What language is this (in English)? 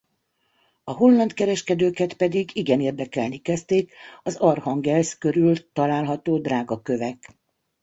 Hungarian